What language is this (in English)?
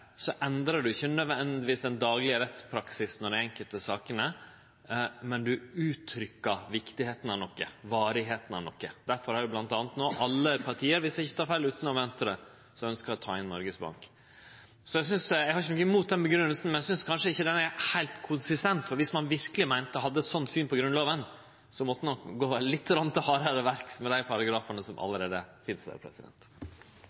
Norwegian Nynorsk